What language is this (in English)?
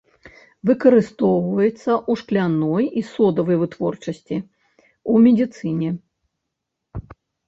Belarusian